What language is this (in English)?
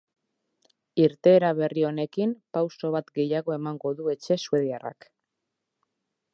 Basque